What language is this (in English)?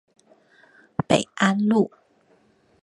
Chinese